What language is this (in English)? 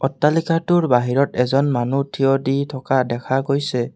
Assamese